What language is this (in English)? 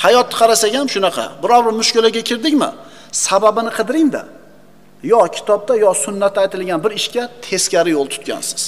Turkish